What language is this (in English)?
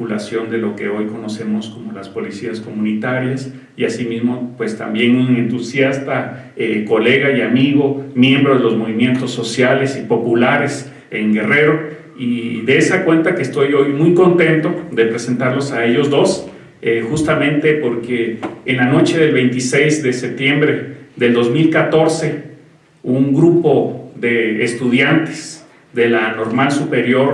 Spanish